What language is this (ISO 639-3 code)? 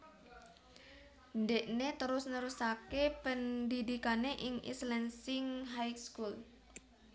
jav